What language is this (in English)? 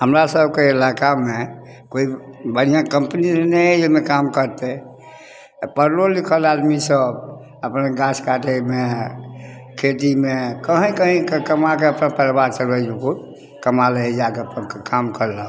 Maithili